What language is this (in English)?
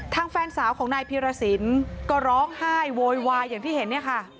Thai